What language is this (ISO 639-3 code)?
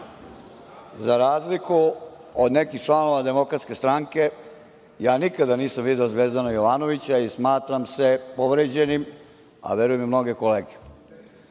srp